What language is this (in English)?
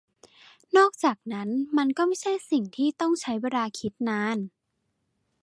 Thai